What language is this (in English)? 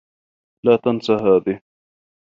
Arabic